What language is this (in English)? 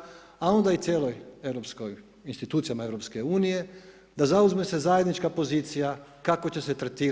Croatian